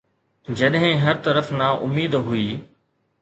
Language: Sindhi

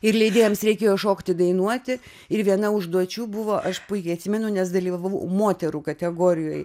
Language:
Lithuanian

